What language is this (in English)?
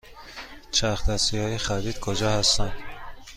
Persian